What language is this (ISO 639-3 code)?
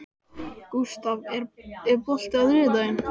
isl